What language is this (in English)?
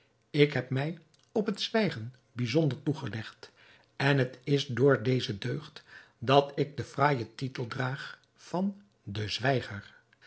Dutch